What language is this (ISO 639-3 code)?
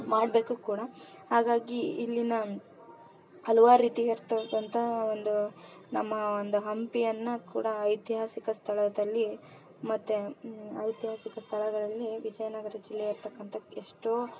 kan